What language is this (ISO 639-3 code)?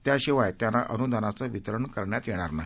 mar